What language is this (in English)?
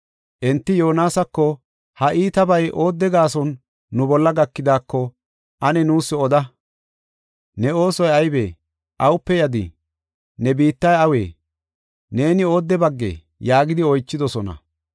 Gofa